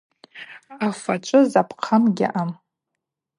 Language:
Abaza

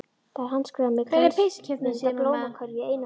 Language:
Icelandic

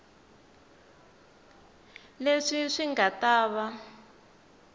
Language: Tsonga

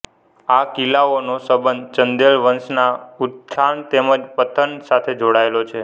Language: Gujarati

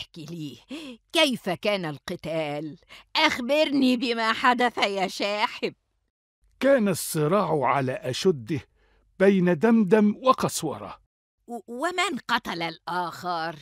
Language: Arabic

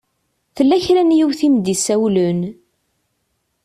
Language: Kabyle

